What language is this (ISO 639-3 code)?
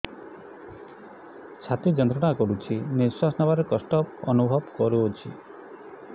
ori